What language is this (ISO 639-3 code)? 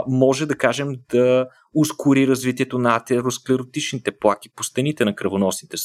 bul